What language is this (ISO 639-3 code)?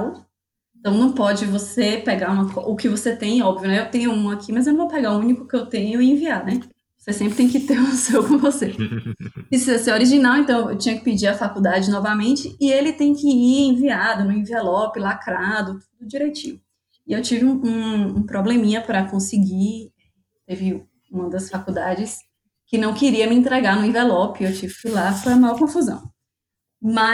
por